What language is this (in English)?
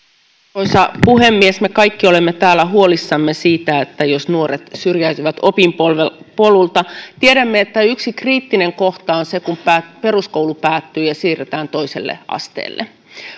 Finnish